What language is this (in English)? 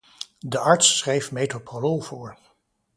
Dutch